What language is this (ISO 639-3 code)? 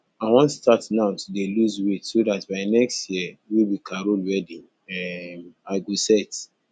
pcm